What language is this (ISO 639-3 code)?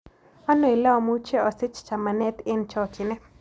kln